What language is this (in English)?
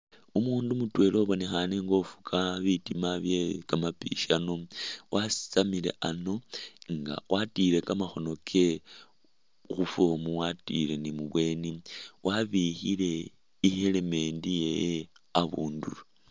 Masaaba